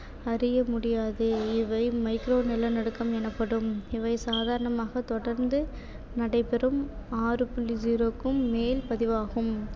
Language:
Tamil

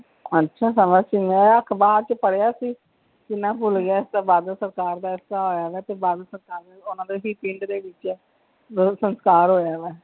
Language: Punjabi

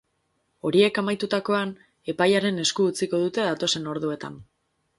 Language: Basque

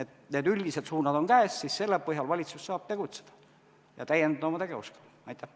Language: Estonian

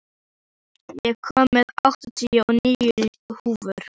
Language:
Icelandic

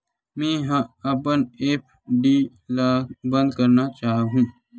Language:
Chhattisgarhi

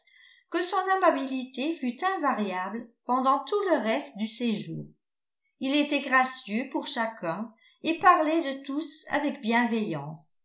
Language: French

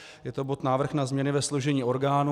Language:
Czech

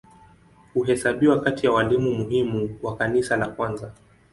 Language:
Swahili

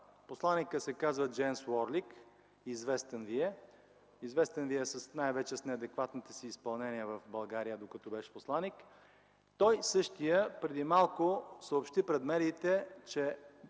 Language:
Bulgarian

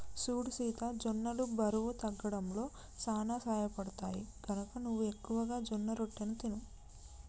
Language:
Telugu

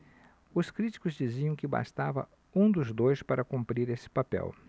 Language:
Portuguese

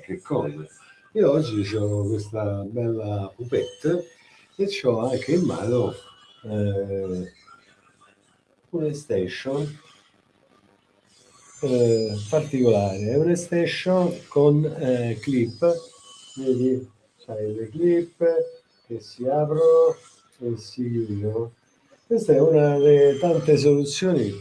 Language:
Italian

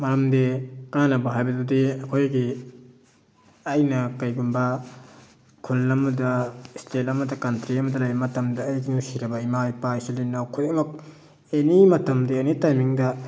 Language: Manipuri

